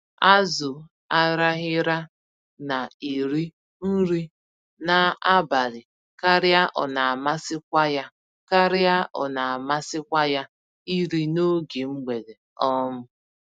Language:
Igbo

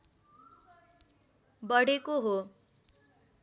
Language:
Nepali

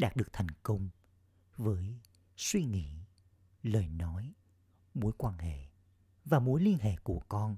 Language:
Vietnamese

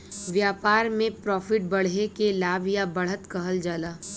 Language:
Bhojpuri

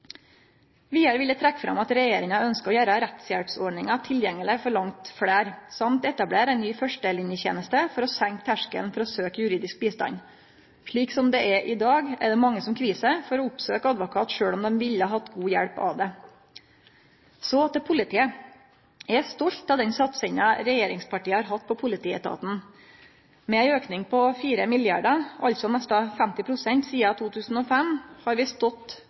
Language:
Norwegian Nynorsk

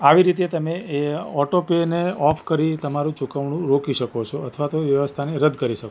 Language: Gujarati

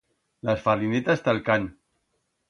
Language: Aragonese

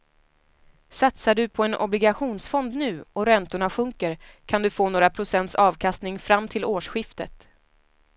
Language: Swedish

